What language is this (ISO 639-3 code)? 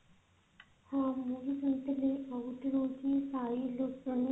ori